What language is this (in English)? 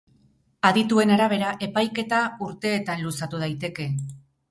Basque